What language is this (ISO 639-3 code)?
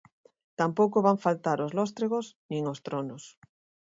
glg